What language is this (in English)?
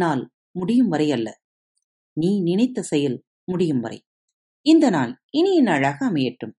Tamil